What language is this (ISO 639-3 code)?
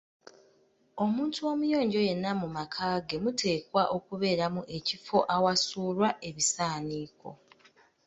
lug